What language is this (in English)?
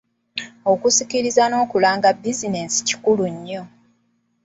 Ganda